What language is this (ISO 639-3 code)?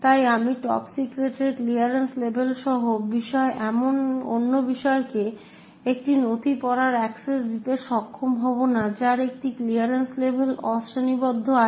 ben